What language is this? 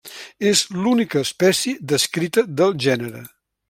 Catalan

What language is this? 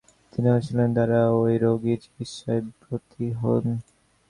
Bangla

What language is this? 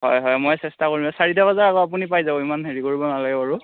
Assamese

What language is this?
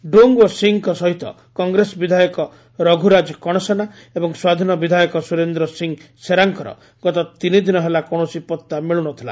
Odia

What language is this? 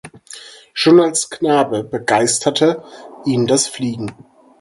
German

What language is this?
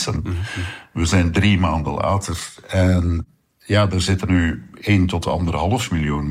Dutch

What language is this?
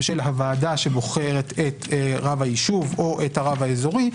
Hebrew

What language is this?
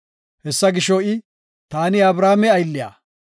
Gofa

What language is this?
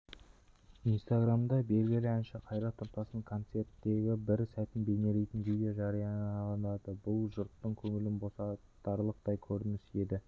Kazakh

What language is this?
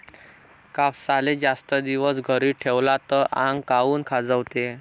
Marathi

